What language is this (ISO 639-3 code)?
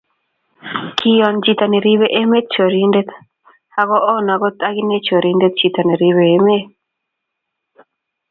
kln